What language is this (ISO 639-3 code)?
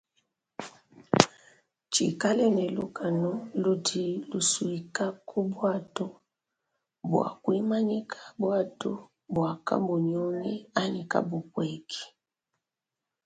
lua